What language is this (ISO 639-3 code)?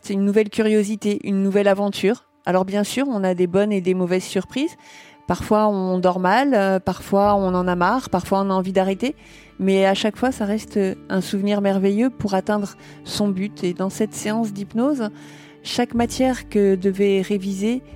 fra